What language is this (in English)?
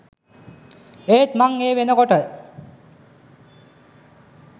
Sinhala